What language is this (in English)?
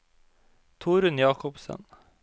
Norwegian